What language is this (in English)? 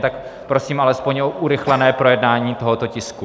Czech